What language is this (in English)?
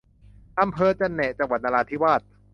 Thai